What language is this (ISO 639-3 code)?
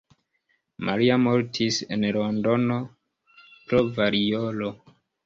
epo